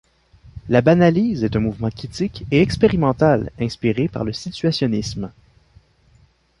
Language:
French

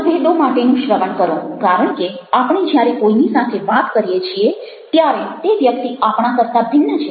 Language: Gujarati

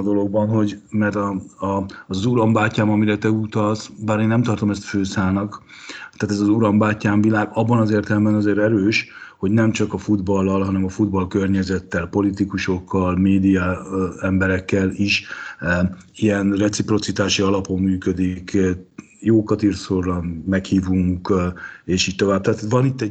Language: Hungarian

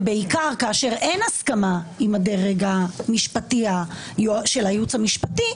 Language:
Hebrew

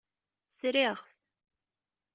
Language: Kabyle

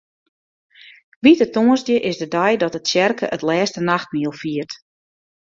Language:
Western Frisian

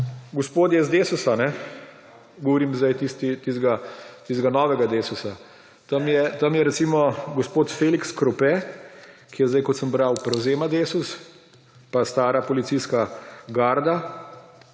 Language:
Slovenian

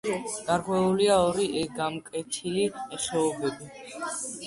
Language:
Georgian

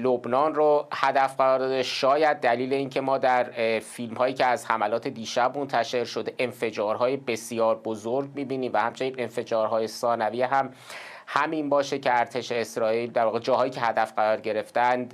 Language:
Persian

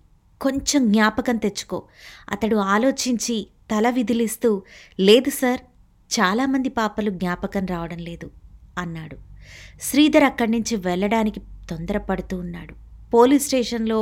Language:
Telugu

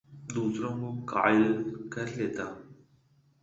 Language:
Urdu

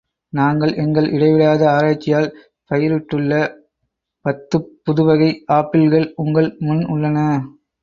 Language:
Tamil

